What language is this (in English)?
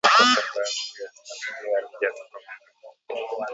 Swahili